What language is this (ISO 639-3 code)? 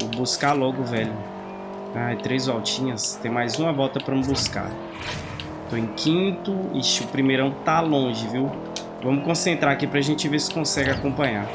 por